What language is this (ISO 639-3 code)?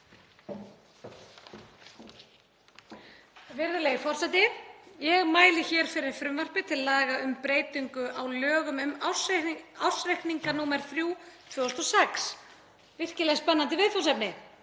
isl